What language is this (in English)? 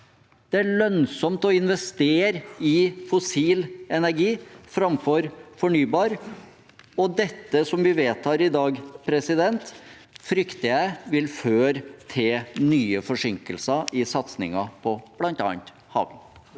Norwegian